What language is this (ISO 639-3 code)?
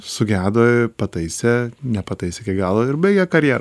lit